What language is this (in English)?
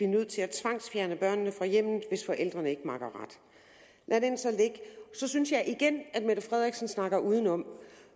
Danish